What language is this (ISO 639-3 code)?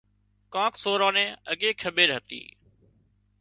kxp